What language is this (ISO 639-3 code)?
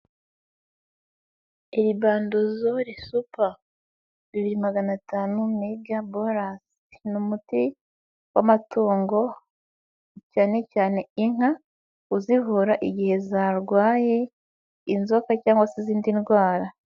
kin